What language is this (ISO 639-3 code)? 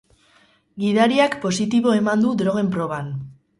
eus